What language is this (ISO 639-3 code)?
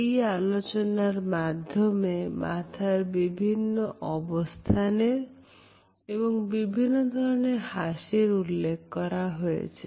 ben